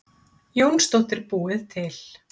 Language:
Icelandic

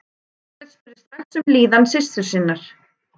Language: Icelandic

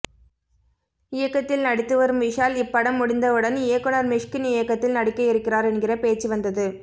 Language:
Tamil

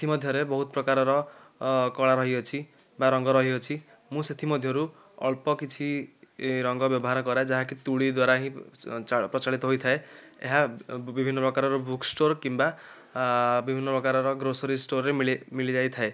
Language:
Odia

